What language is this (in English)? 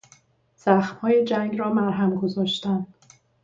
Persian